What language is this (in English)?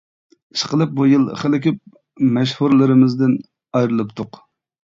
Uyghur